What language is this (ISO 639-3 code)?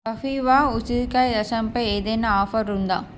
tel